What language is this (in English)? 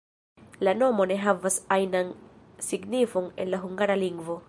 Esperanto